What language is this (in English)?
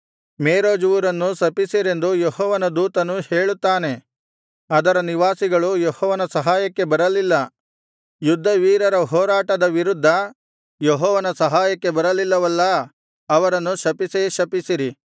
Kannada